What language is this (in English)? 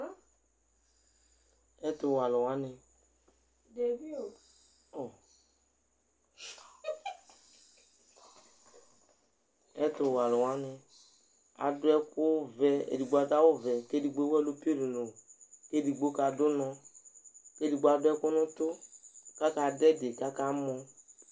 Ikposo